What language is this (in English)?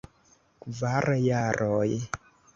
Esperanto